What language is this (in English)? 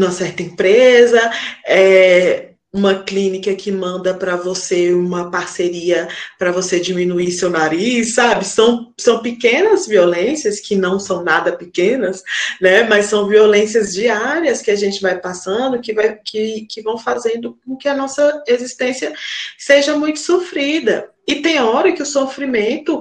Portuguese